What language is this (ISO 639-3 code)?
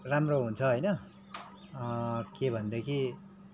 nep